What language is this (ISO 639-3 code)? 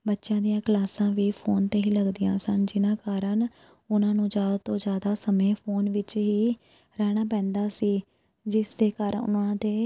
pan